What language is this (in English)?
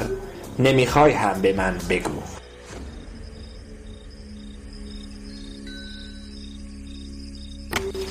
Persian